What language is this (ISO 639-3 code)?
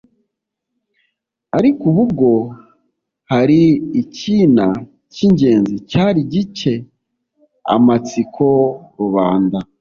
kin